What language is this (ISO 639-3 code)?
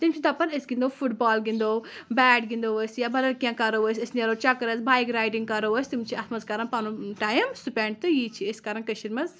kas